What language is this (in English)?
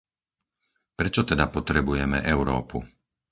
Slovak